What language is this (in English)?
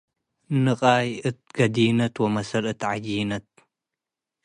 Tigre